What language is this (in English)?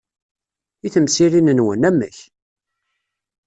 Kabyle